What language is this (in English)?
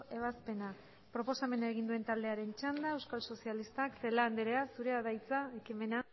Basque